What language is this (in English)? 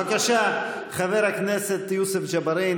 Hebrew